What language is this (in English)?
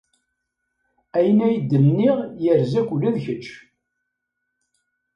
Kabyle